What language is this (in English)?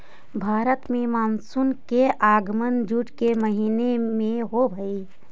Magahi